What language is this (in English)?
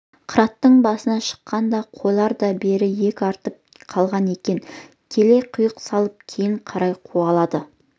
Kazakh